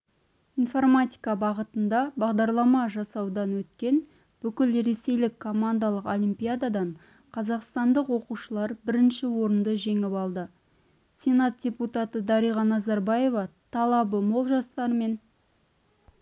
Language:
Kazakh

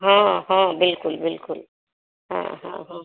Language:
Maithili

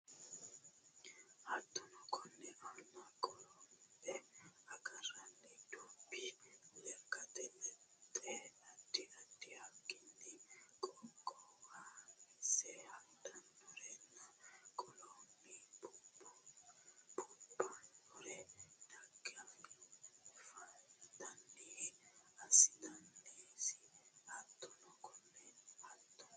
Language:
Sidamo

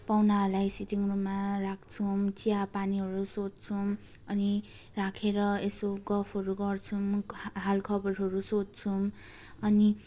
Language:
Nepali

